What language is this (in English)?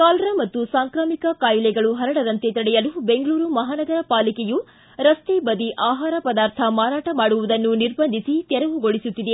Kannada